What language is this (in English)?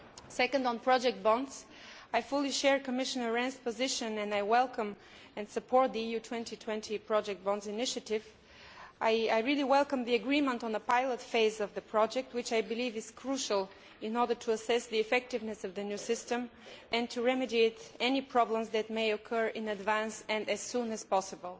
English